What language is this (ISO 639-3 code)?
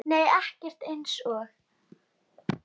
isl